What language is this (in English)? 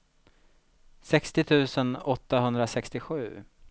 Swedish